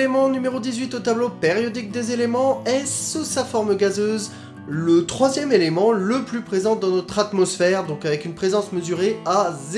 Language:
French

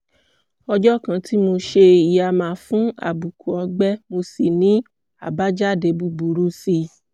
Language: Yoruba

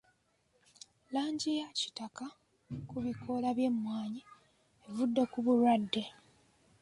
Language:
Ganda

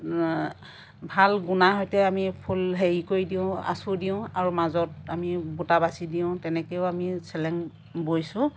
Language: Assamese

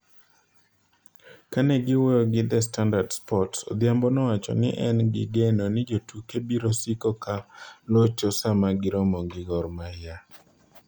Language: Luo (Kenya and Tanzania)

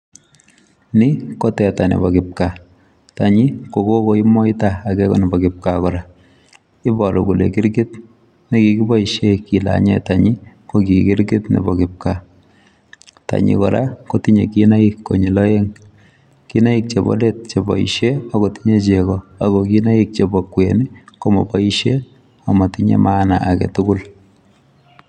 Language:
Kalenjin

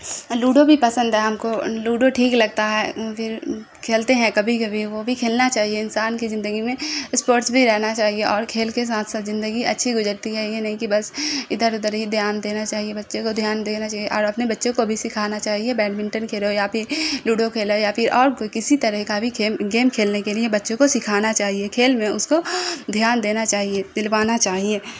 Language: Urdu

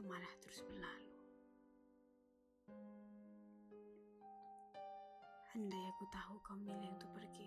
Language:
Malay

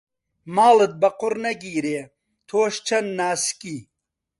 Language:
Central Kurdish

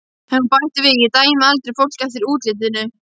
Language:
Icelandic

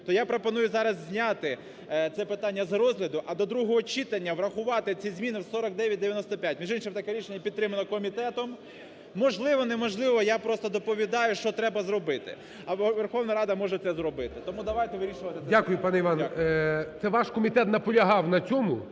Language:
Ukrainian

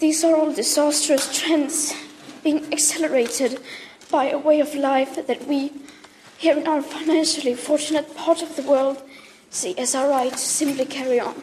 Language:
Swedish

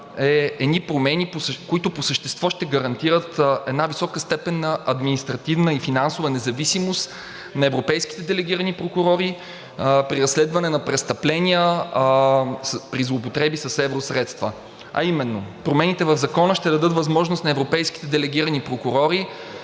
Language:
Bulgarian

